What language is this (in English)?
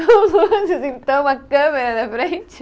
Portuguese